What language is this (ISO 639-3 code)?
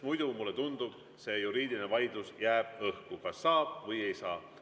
est